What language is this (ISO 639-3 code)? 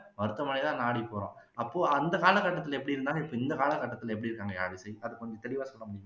tam